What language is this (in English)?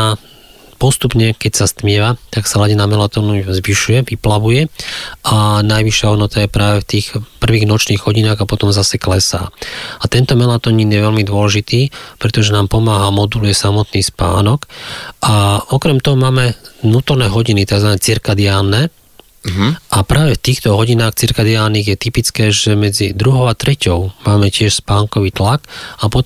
Slovak